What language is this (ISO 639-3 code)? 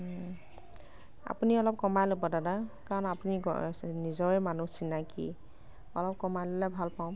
asm